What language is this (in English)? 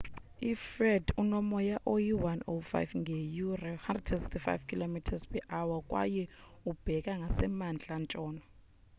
Xhosa